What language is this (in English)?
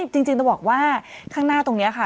Thai